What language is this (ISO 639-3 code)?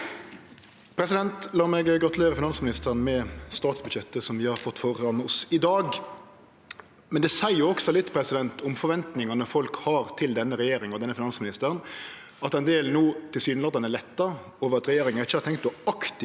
nor